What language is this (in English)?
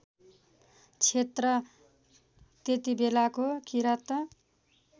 Nepali